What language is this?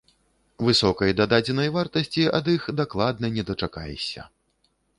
Belarusian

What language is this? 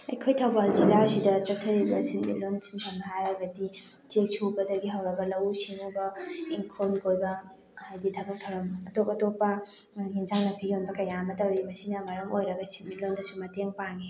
Manipuri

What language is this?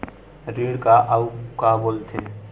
Chhattisgarhi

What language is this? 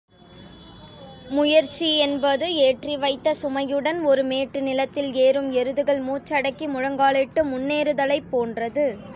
Tamil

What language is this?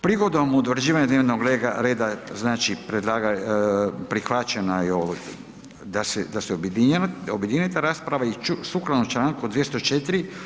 Croatian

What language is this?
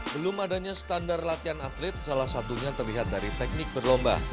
Indonesian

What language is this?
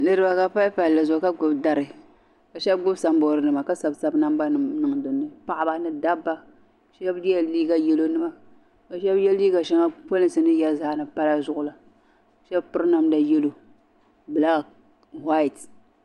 Dagbani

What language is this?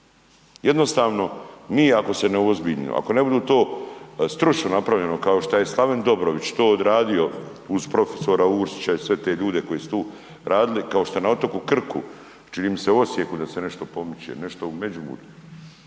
Croatian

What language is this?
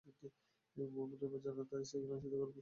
Bangla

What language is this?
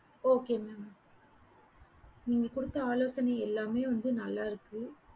Tamil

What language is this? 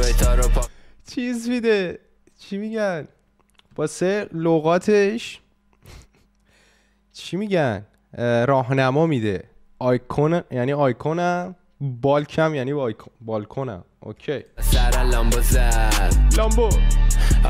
Persian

